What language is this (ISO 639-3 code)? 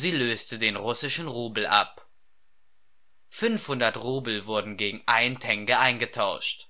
deu